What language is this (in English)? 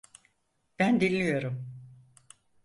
Turkish